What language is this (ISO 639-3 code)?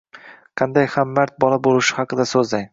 uzb